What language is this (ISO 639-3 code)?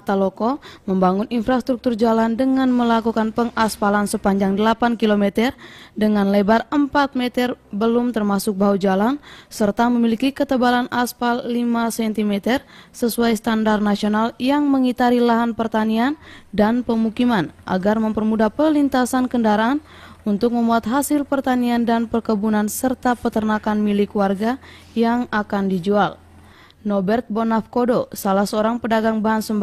ind